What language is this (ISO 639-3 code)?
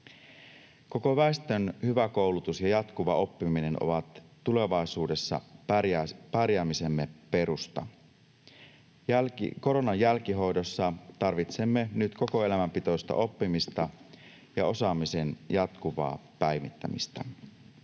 fin